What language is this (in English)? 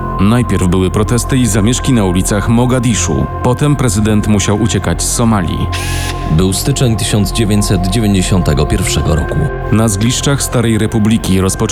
Polish